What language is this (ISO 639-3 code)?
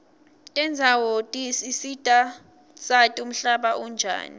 ssw